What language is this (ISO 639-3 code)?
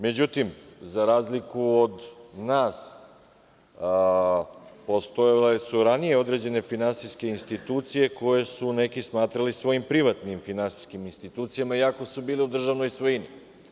srp